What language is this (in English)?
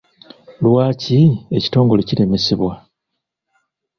Ganda